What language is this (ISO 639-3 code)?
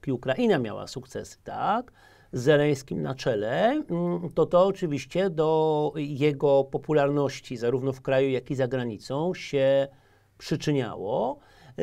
pol